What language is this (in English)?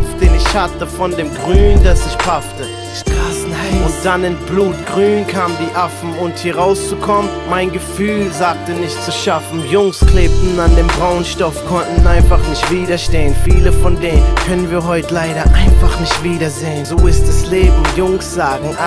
Dutch